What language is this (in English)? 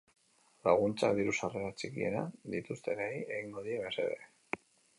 Basque